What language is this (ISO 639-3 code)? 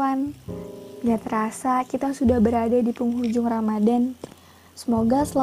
ind